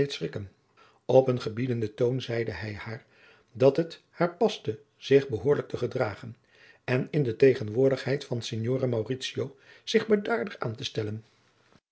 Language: Dutch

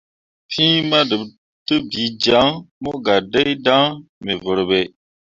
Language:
Mundang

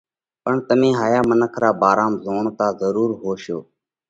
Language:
Parkari Koli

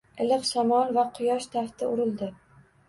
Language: Uzbek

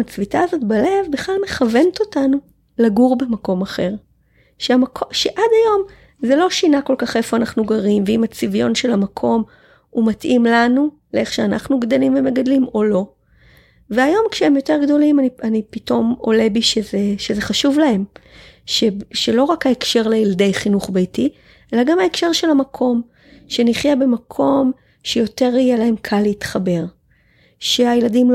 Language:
Hebrew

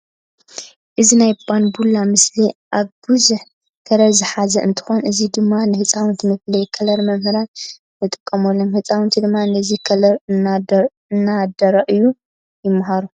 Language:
Tigrinya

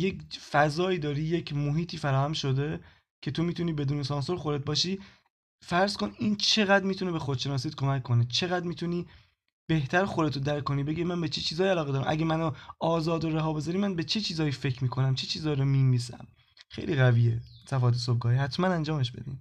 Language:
Persian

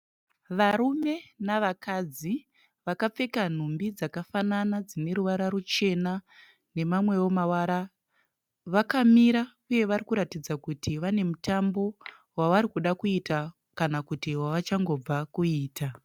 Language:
Shona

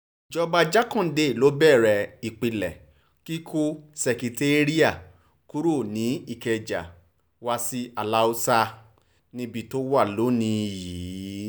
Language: Yoruba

